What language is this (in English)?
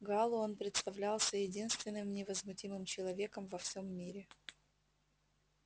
Russian